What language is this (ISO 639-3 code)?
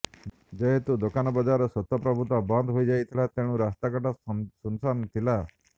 ori